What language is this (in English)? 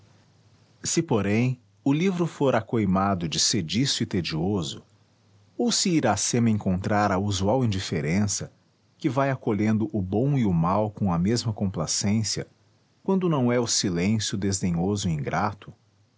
Portuguese